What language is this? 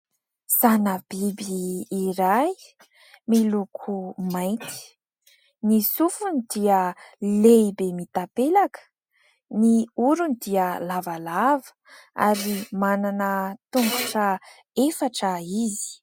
Malagasy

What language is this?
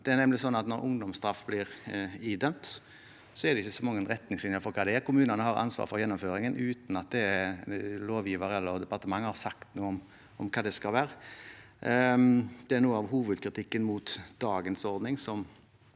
Norwegian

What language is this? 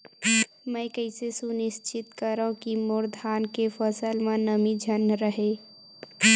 Chhattisgarhi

